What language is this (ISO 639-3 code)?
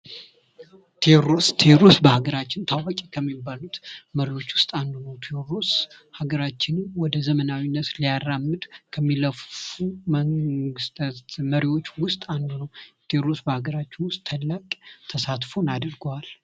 amh